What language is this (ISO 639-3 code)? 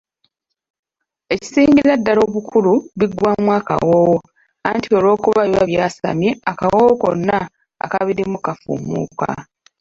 lug